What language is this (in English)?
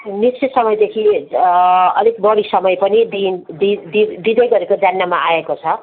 Nepali